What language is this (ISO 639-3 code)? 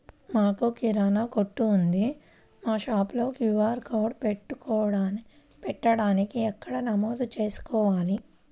tel